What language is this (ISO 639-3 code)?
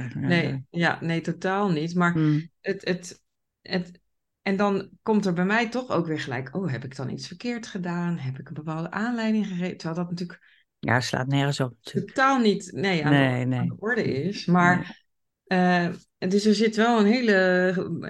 nld